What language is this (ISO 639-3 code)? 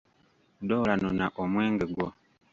lug